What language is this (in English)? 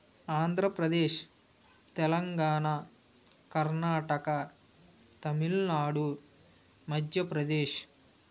Telugu